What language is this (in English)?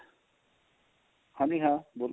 Punjabi